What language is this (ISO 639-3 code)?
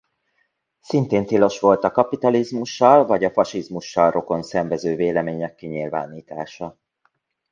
hun